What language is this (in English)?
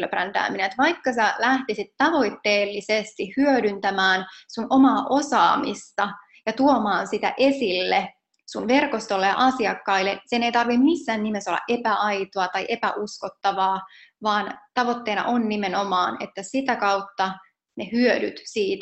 Finnish